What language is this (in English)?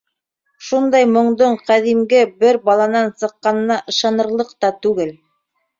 Bashkir